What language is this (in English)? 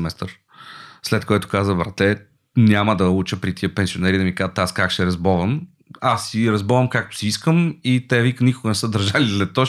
Bulgarian